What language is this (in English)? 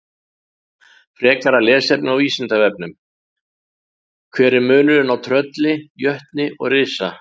Icelandic